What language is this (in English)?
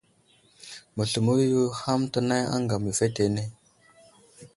Wuzlam